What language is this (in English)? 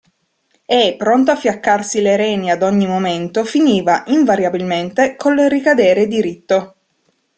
Italian